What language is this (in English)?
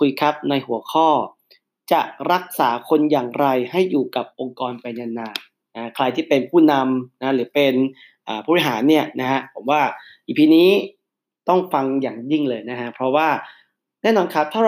Thai